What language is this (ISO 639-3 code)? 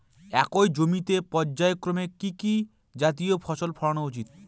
ben